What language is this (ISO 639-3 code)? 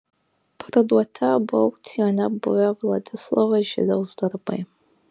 lit